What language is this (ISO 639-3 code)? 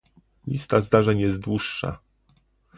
pol